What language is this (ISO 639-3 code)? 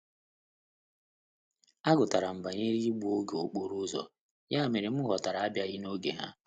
ibo